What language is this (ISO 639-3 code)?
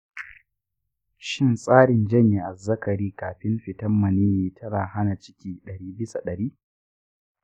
hau